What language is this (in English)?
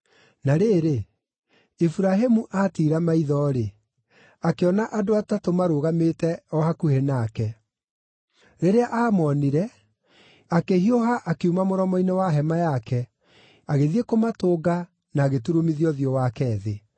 Kikuyu